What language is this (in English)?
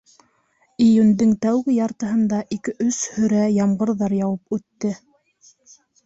Bashkir